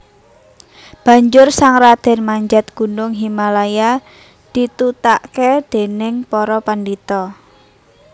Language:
Javanese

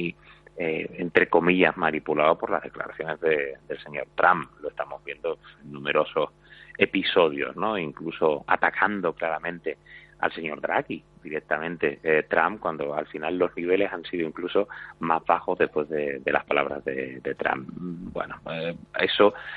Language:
Spanish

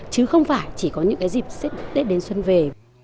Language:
Vietnamese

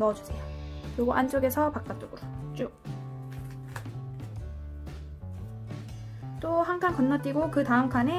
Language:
Korean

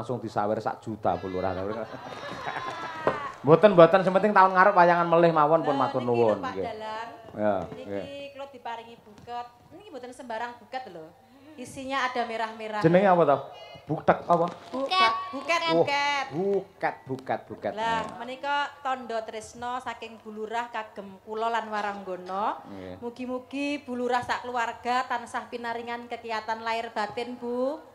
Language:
Indonesian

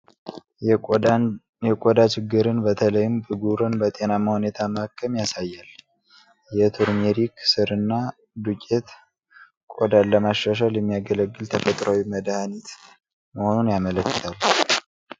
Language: Amharic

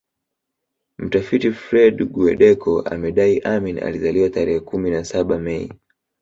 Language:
Swahili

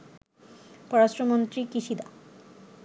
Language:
Bangla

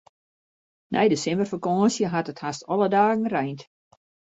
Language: Western Frisian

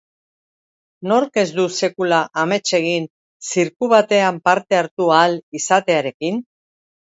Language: Basque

